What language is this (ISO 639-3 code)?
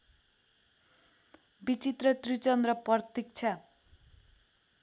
nep